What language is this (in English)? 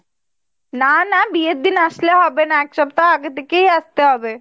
Bangla